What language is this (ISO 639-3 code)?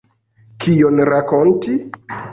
epo